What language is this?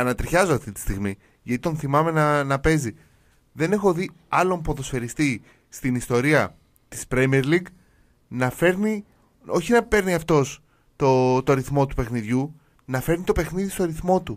Greek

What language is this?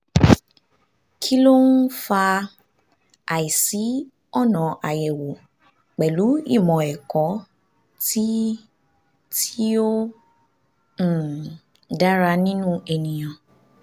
Yoruba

